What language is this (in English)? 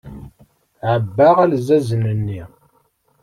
Kabyle